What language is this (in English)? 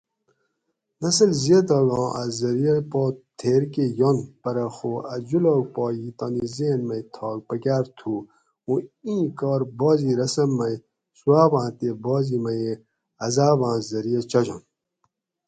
Gawri